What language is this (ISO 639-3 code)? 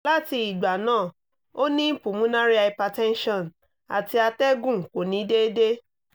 yor